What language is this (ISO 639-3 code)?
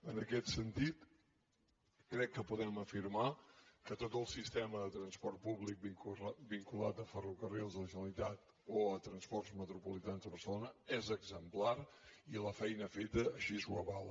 cat